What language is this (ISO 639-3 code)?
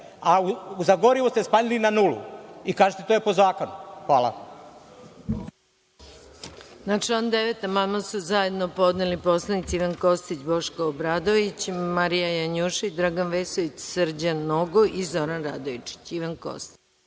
srp